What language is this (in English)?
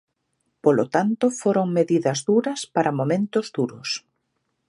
Galician